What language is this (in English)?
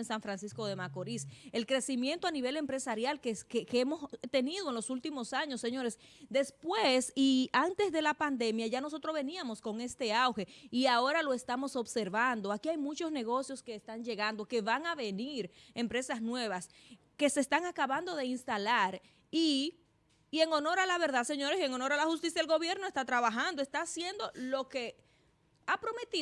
Spanish